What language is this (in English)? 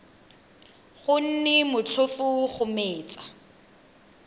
Tswana